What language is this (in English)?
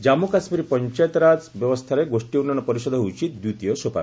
Odia